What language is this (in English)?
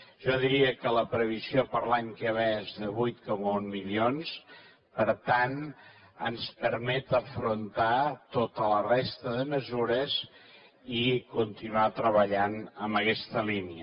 Catalan